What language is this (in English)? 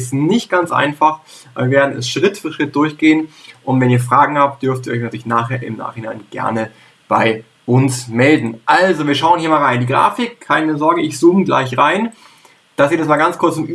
German